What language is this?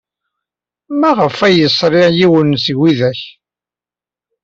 Kabyle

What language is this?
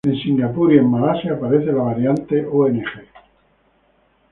Spanish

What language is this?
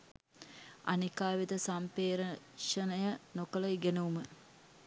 Sinhala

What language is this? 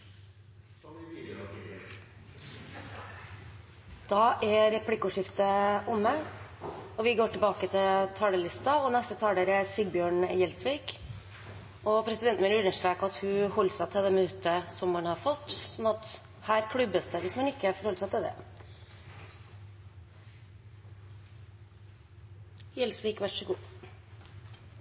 Norwegian Bokmål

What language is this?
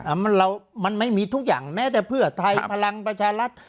Thai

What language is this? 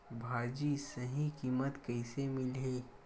Chhattisgarhi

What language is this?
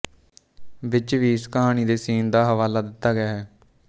Punjabi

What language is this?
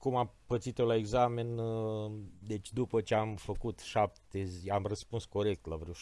Romanian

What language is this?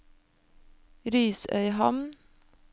Norwegian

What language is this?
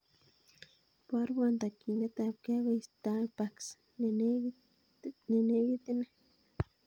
Kalenjin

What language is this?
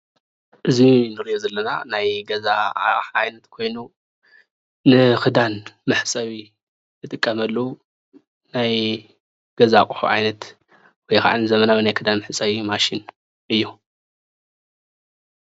Tigrinya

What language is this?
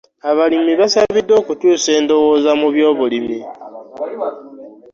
Ganda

